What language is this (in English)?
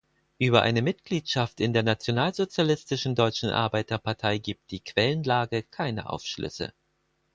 German